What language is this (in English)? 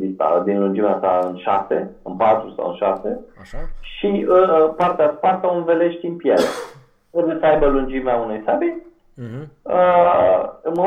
Romanian